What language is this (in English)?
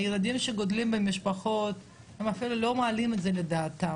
Hebrew